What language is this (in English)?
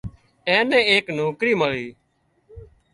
Wadiyara Koli